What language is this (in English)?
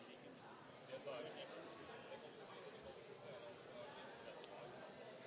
Norwegian Bokmål